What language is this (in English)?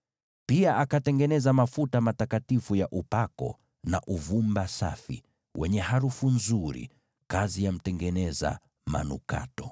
Swahili